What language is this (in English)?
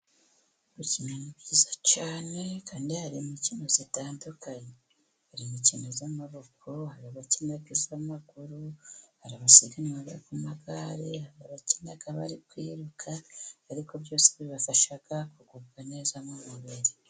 Kinyarwanda